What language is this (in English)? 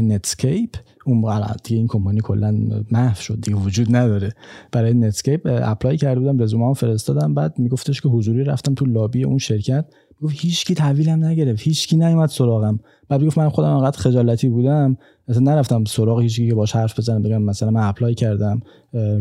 Persian